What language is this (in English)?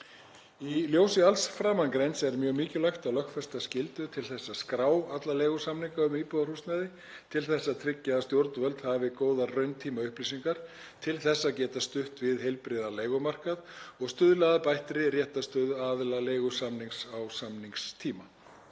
Icelandic